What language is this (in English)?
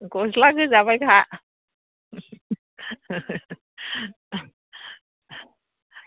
Bodo